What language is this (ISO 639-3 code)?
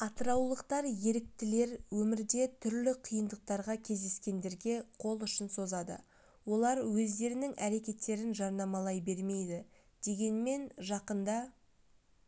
kaz